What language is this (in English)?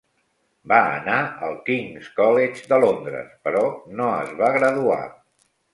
Catalan